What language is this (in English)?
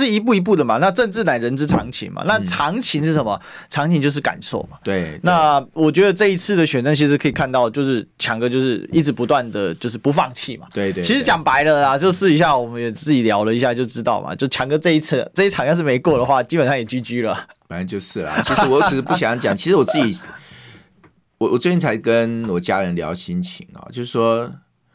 Chinese